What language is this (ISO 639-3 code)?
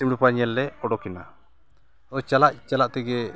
sat